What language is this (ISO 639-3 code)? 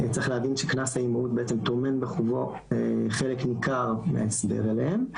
heb